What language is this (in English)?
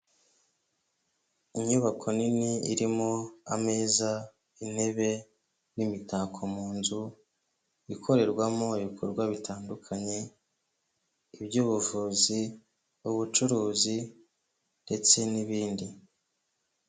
Kinyarwanda